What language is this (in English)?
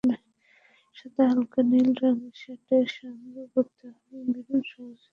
Bangla